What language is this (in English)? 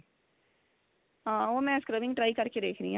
Punjabi